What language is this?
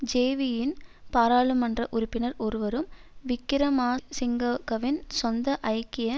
Tamil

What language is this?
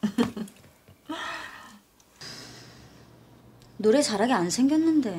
Korean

